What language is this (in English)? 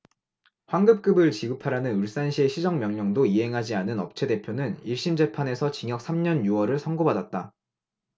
Korean